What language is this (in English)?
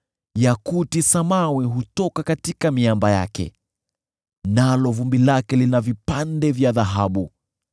Swahili